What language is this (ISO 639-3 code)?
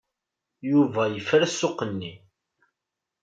kab